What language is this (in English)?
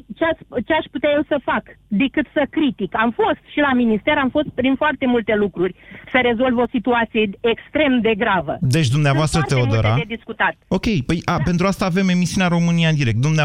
Romanian